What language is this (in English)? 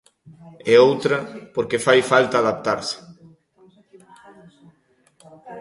Galician